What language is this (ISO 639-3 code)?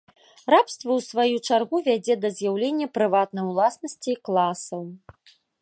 bel